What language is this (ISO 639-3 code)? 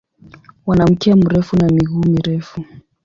swa